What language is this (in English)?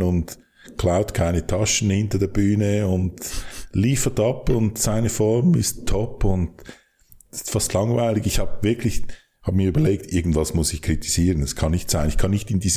German